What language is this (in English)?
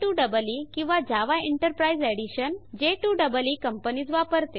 Marathi